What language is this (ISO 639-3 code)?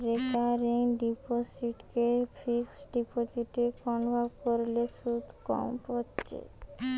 ben